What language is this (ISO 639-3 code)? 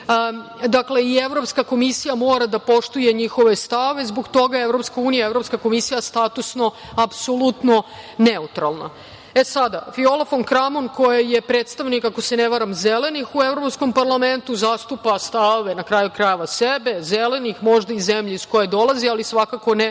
srp